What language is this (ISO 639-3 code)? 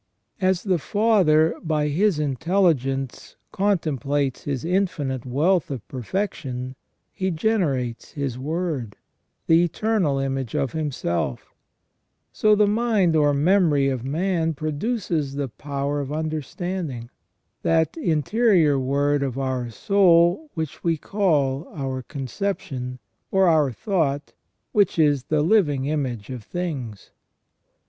eng